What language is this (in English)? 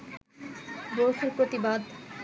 Bangla